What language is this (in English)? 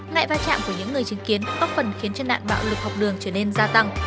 Vietnamese